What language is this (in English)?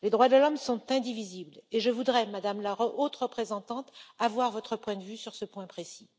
French